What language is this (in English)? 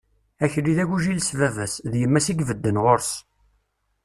Kabyle